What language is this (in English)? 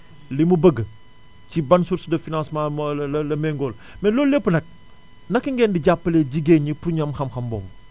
Wolof